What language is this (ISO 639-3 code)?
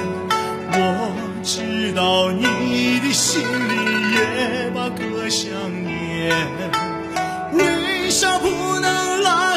zho